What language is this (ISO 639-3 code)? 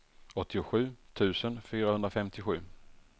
swe